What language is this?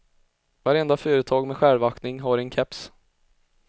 Swedish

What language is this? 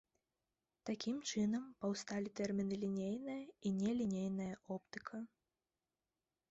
Belarusian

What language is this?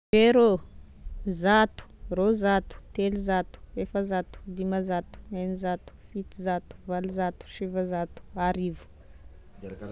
Tesaka Malagasy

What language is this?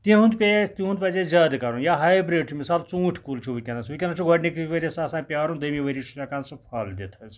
Kashmiri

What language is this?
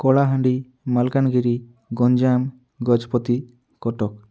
Odia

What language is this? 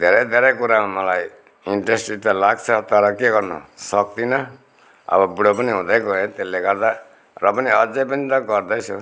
Nepali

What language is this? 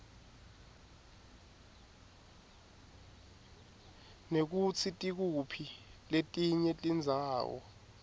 Swati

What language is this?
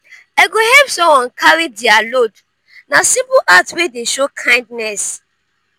Nigerian Pidgin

